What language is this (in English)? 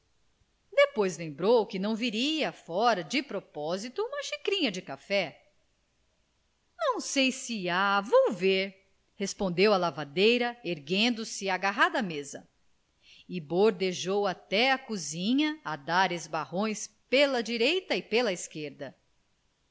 Portuguese